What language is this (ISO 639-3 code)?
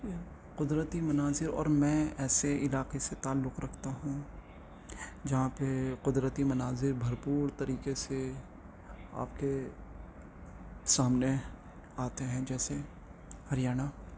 urd